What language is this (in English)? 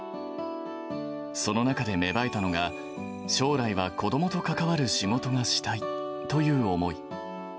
Japanese